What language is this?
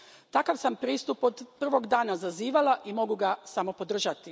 Croatian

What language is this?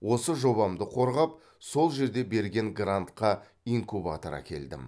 Kazakh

